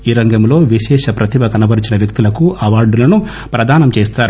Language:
Telugu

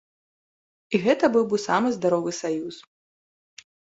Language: Belarusian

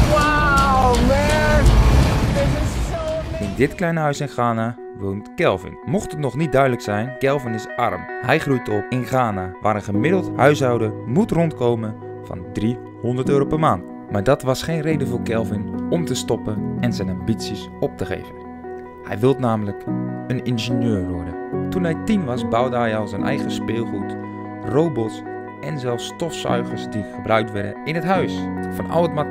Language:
Dutch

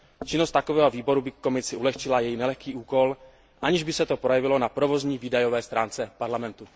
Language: Czech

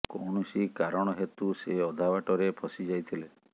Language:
Odia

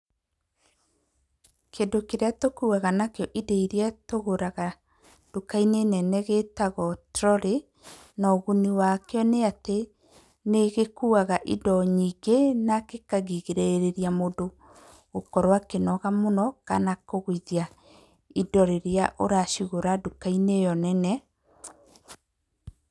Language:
Kikuyu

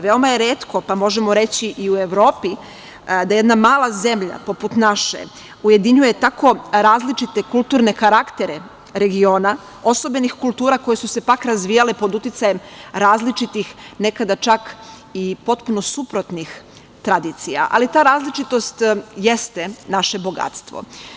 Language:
Serbian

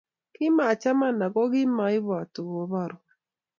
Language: Kalenjin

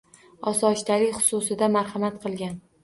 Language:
Uzbek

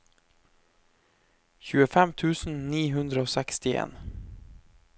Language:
Norwegian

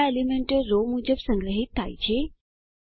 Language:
Gujarati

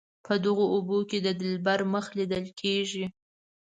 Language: Pashto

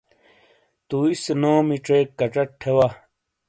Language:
Shina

